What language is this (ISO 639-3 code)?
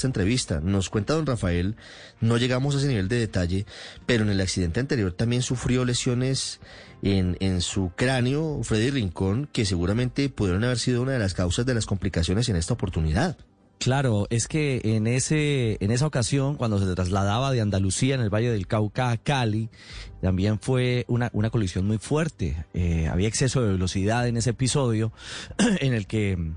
spa